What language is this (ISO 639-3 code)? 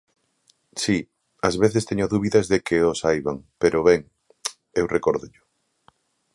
glg